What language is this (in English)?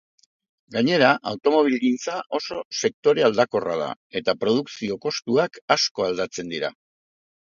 Basque